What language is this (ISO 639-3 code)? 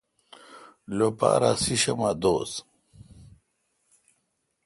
xka